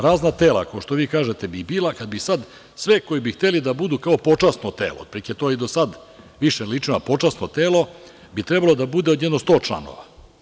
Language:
Serbian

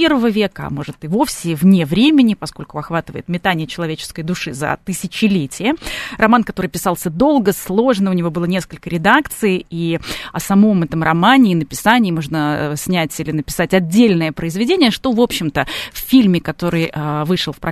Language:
Russian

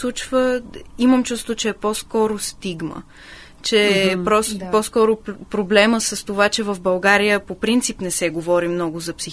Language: Bulgarian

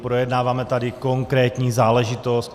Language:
Czech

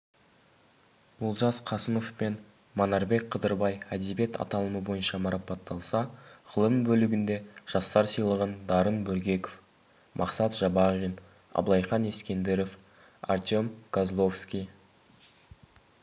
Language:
Kazakh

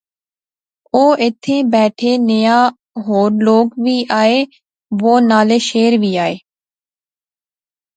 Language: Pahari-Potwari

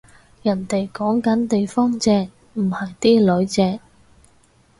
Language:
Cantonese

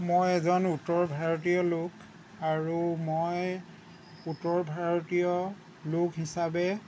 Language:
Assamese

